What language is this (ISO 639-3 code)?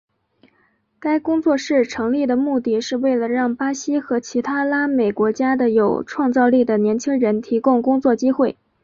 zho